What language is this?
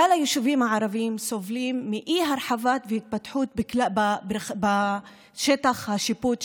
Hebrew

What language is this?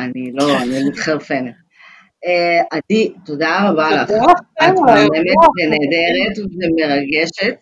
Hebrew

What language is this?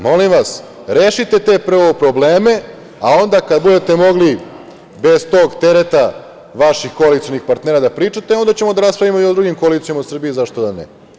Serbian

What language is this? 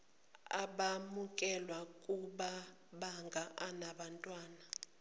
Zulu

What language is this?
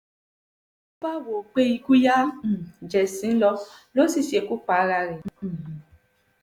Yoruba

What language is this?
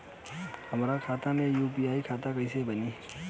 Bhojpuri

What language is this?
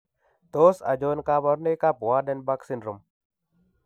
Kalenjin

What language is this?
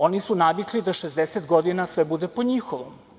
Serbian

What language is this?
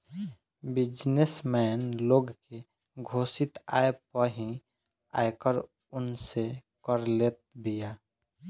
Bhojpuri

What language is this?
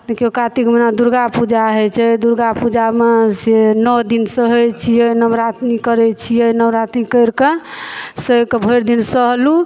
Maithili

